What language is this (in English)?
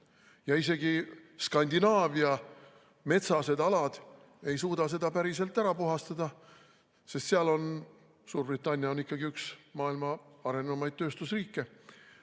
Estonian